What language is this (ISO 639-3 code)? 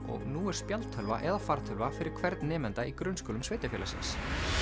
isl